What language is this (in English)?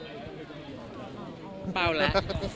Thai